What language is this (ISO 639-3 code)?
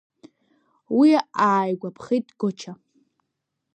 abk